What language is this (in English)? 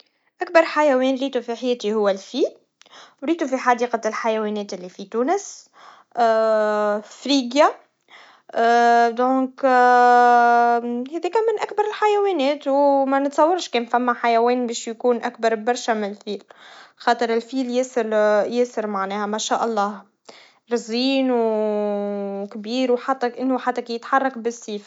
Tunisian Arabic